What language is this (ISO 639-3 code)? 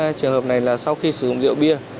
vie